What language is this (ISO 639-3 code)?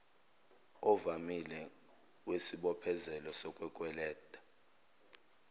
zul